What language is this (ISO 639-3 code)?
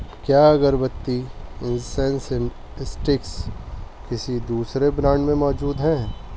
urd